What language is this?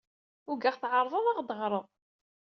Kabyle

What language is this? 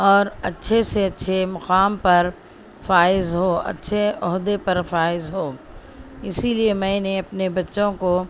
Urdu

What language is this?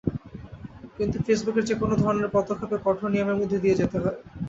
Bangla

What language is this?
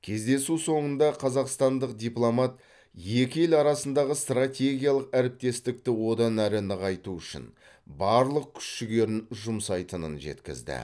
Kazakh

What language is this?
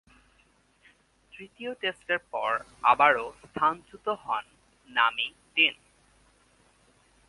Bangla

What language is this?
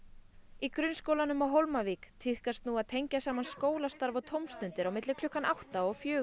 Icelandic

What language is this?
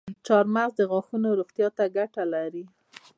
Pashto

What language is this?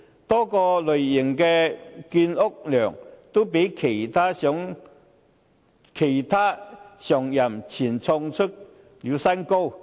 Cantonese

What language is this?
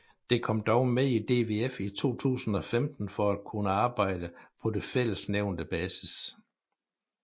Danish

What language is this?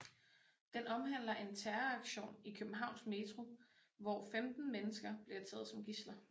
Danish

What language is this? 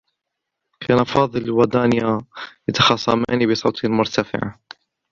Arabic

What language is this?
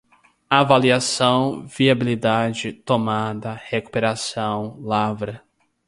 Portuguese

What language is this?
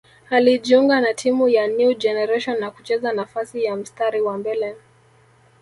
Swahili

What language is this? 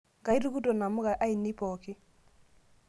Masai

